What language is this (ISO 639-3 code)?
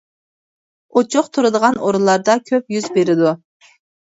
uig